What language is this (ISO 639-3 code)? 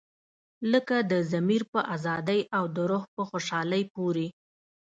pus